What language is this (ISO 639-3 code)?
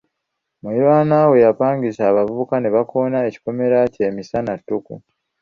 lug